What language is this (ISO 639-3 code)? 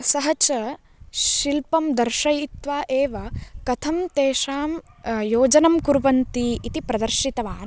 san